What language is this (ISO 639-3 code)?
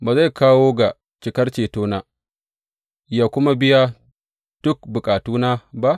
hau